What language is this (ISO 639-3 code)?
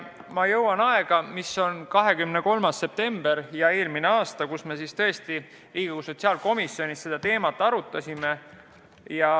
est